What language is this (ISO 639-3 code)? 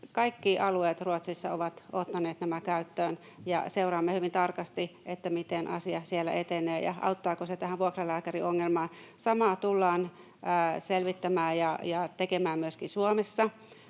fin